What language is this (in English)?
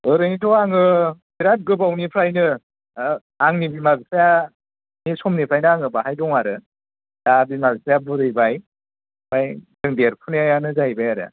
Bodo